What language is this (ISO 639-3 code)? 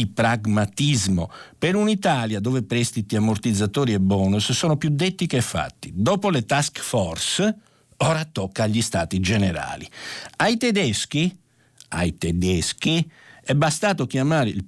ita